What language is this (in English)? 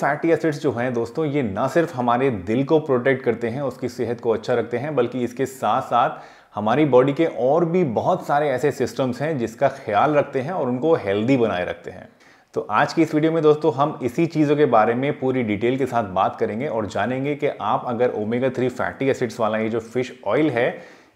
Hindi